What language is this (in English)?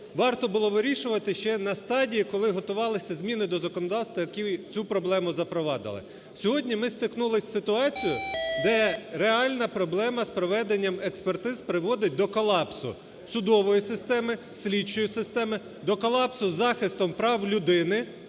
Ukrainian